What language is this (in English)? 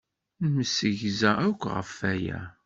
Kabyle